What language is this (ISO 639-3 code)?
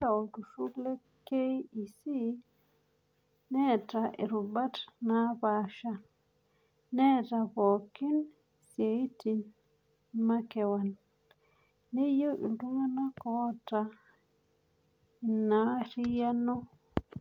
mas